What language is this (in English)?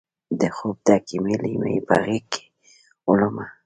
Pashto